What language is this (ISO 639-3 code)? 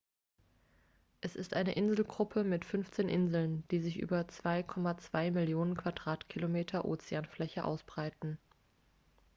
deu